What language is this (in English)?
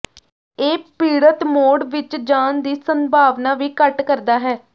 Punjabi